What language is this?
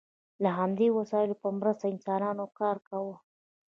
Pashto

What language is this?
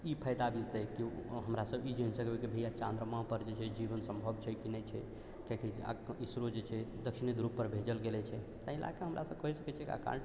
Maithili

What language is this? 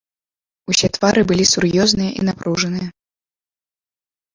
Belarusian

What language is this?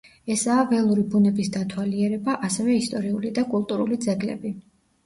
Georgian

